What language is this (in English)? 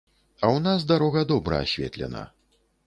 Belarusian